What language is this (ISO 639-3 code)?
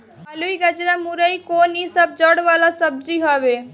bho